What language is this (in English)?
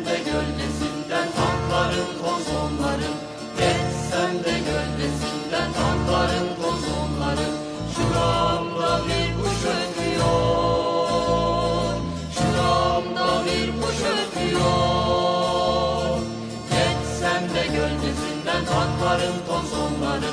Turkish